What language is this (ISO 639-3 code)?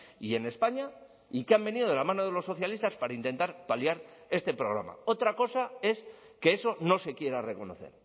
spa